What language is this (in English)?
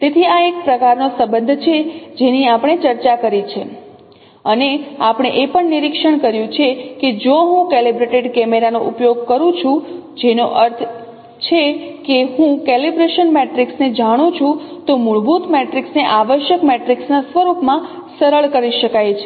Gujarati